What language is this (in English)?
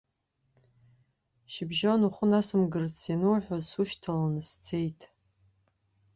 Abkhazian